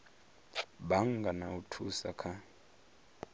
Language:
Venda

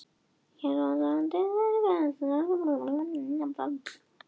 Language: Icelandic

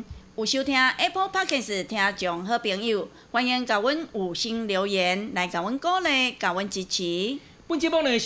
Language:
Chinese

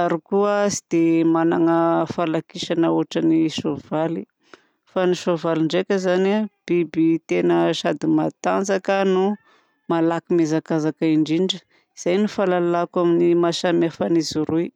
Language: Southern Betsimisaraka Malagasy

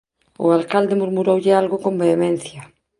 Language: Galician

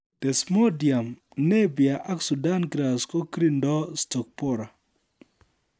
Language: Kalenjin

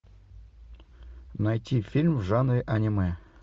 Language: Russian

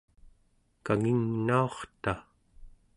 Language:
Central Yupik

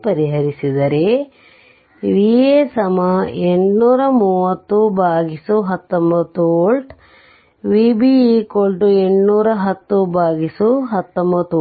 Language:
Kannada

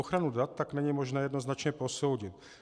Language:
Czech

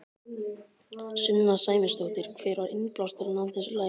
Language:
Icelandic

